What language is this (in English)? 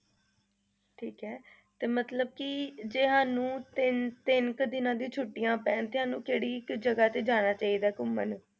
Punjabi